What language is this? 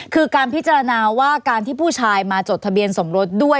Thai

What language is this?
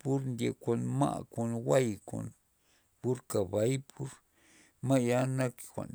Loxicha Zapotec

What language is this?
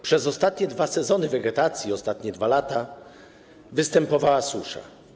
Polish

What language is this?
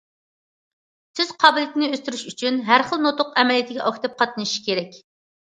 Uyghur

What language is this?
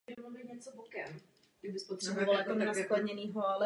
Czech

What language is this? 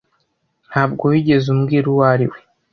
Kinyarwanda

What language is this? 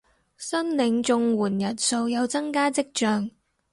Cantonese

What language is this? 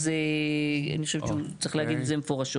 Hebrew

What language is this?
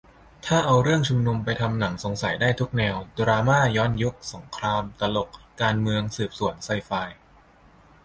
Thai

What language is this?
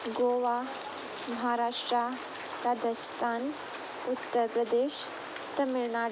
Konkani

